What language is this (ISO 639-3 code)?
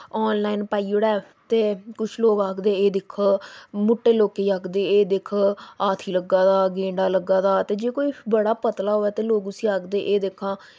doi